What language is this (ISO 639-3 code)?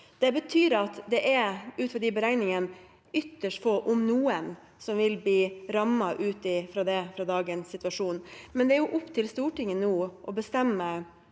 nor